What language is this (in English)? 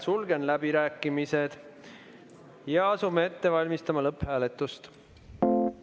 Estonian